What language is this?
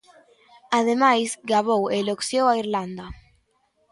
Galician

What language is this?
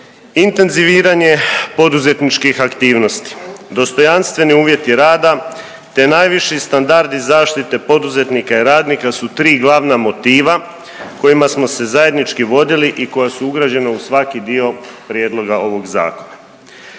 Croatian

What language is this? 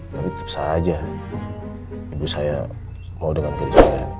Indonesian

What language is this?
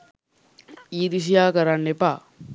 Sinhala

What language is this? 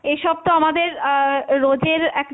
Bangla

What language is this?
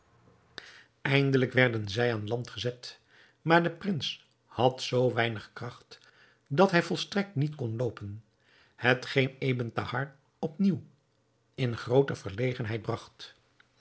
Dutch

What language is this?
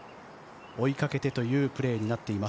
Japanese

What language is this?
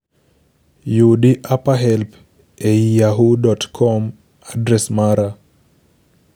Luo (Kenya and Tanzania)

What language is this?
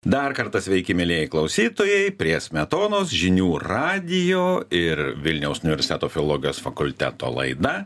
Lithuanian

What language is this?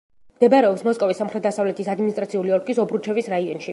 Georgian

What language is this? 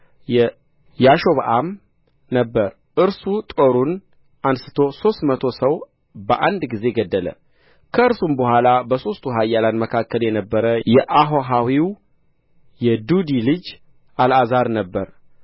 Amharic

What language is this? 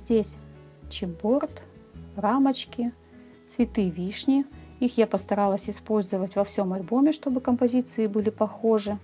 Russian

